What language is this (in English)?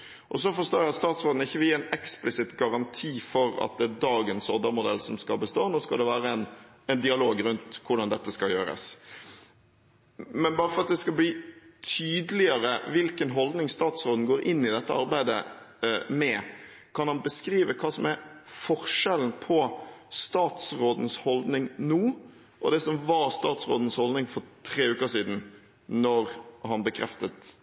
Norwegian Bokmål